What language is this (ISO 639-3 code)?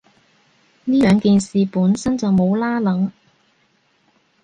yue